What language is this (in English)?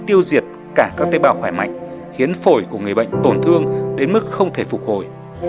Vietnamese